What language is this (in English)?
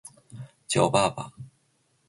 Chinese